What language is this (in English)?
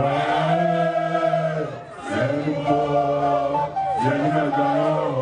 Korean